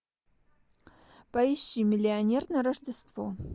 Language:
Russian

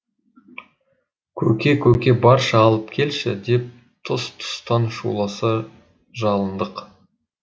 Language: Kazakh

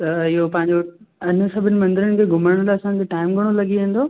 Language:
Sindhi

